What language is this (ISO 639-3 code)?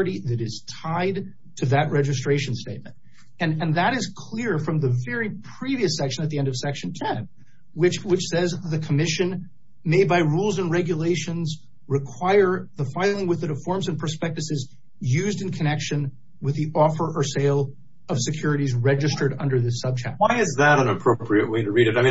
eng